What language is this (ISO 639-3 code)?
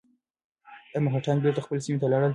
pus